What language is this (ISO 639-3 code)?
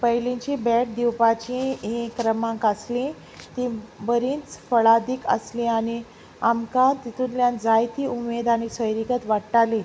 kok